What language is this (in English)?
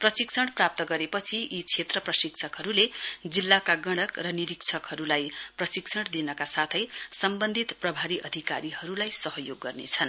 Nepali